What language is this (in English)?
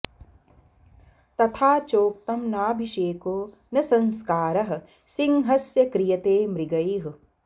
Sanskrit